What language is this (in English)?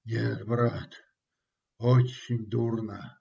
Russian